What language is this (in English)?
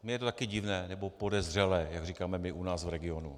Czech